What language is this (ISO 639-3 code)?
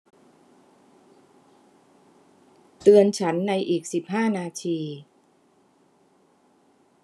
tha